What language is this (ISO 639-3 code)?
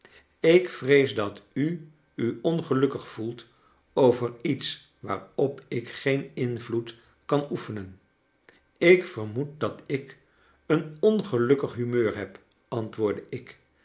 nld